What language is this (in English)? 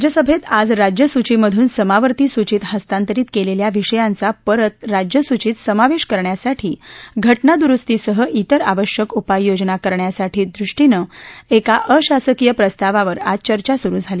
Marathi